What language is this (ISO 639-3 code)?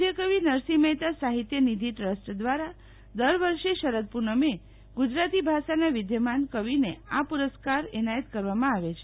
guj